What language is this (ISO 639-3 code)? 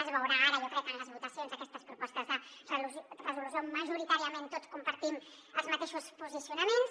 cat